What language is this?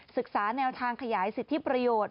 Thai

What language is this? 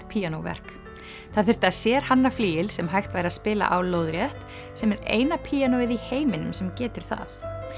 Icelandic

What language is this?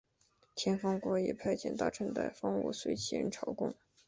Chinese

